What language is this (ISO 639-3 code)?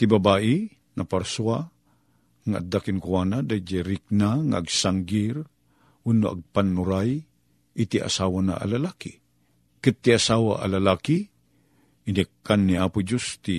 fil